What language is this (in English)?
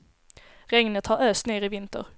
Swedish